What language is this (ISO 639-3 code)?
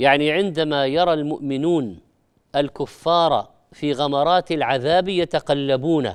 ara